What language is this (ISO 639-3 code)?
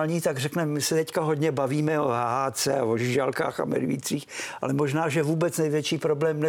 ces